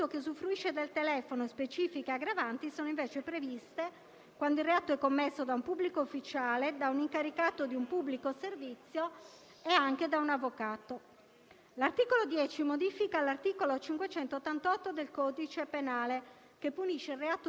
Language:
Italian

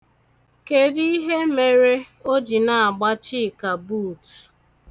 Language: Igbo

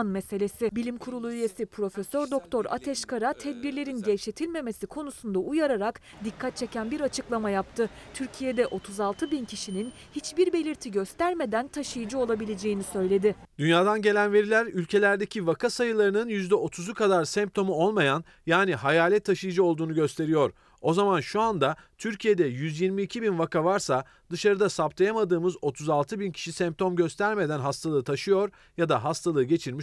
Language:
Turkish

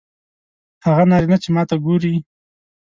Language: Pashto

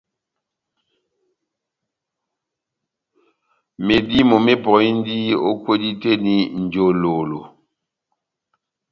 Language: Batanga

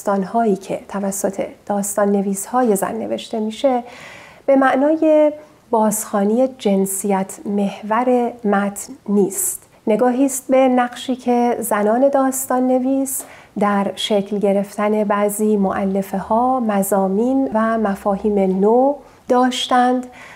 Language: Persian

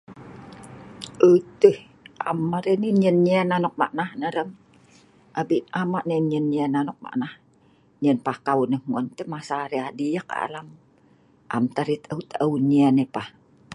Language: Sa'ban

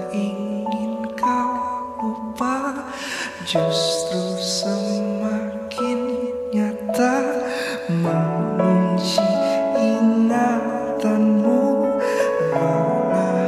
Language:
Indonesian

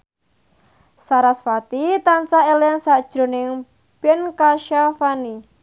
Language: Javanese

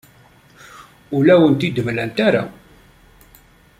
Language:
Kabyle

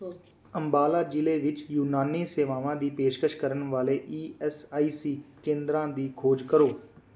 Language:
Punjabi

